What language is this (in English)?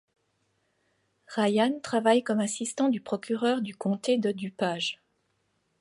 French